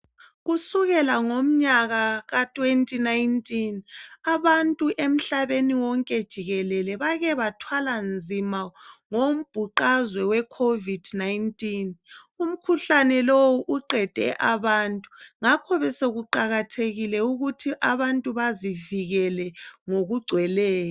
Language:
North Ndebele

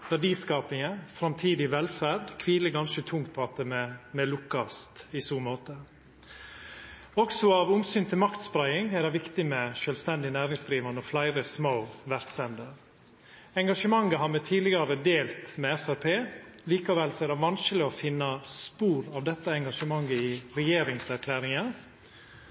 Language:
Norwegian Nynorsk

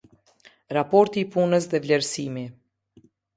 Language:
Albanian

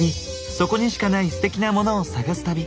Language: Japanese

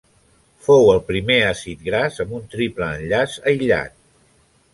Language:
Catalan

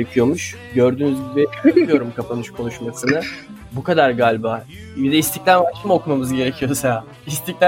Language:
Turkish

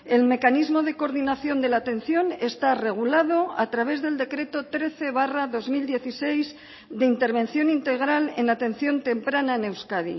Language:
Spanish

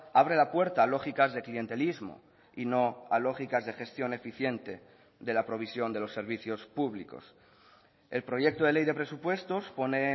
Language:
Spanish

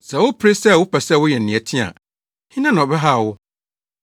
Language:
Akan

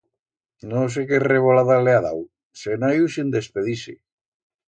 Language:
Aragonese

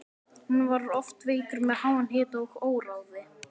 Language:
Icelandic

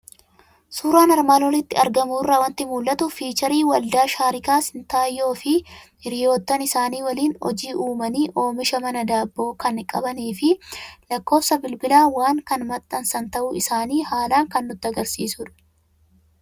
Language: Oromo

